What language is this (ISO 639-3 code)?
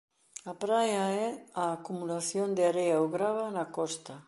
glg